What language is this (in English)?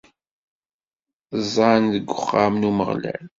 Kabyle